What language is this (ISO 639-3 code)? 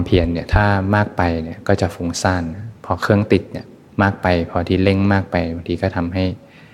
tha